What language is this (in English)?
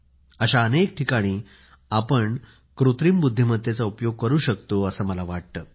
Marathi